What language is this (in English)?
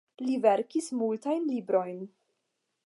Esperanto